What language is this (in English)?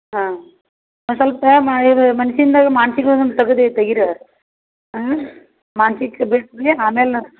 Kannada